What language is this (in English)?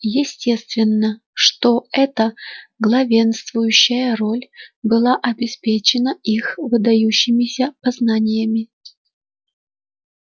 Russian